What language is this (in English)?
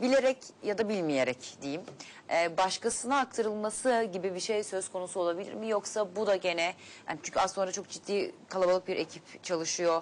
Turkish